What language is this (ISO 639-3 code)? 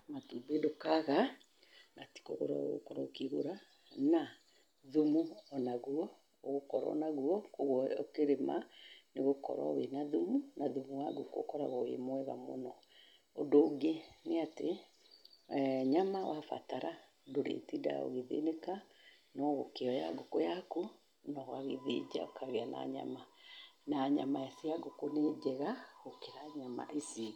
kik